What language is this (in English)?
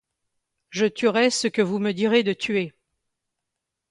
French